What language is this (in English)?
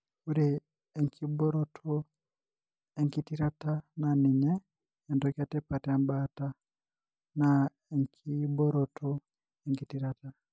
Masai